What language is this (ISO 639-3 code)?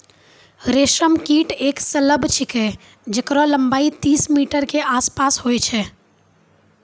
mai